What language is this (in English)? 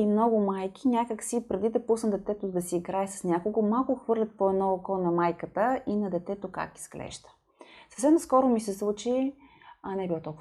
Bulgarian